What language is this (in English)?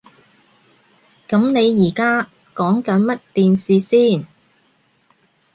Cantonese